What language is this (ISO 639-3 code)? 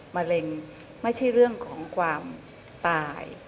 tha